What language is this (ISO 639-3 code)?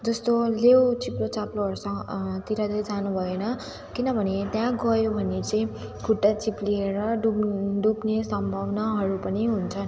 nep